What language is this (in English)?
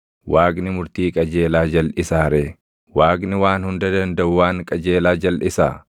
Oromo